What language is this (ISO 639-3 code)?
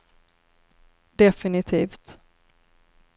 swe